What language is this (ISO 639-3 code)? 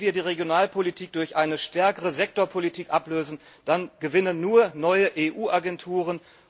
deu